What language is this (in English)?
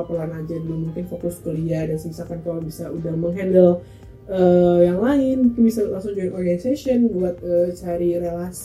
Indonesian